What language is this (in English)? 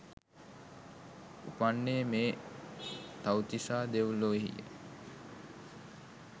Sinhala